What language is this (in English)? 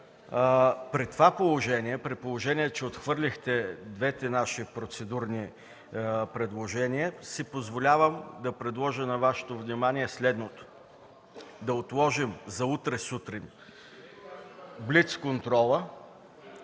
Bulgarian